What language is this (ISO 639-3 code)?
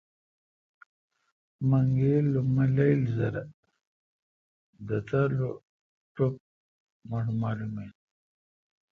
xka